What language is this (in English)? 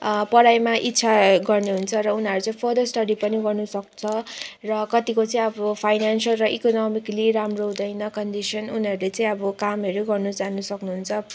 Nepali